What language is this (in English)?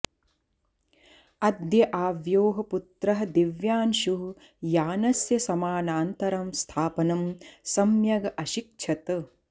Sanskrit